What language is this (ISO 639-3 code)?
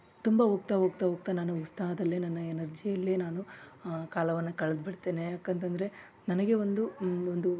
kan